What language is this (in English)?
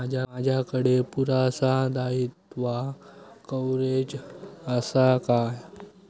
Marathi